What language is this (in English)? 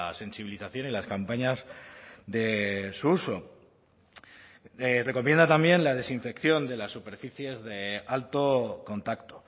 Spanish